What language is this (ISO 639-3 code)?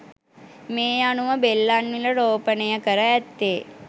sin